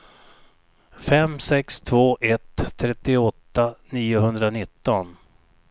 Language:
Swedish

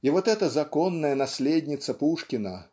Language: Russian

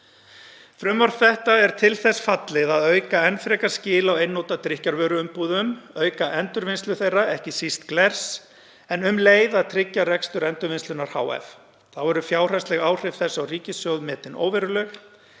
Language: Icelandic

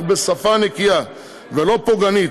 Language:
Hebrew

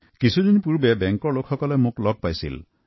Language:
Assamese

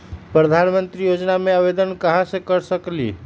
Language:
Magahi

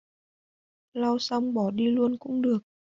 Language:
Vietnamese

